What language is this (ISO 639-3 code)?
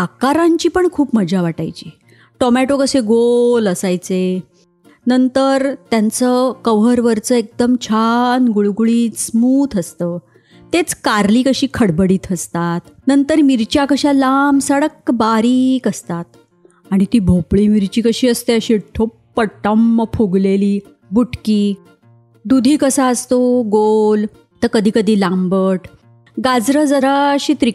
mar